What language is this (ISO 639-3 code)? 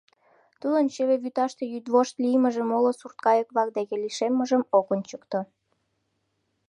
chm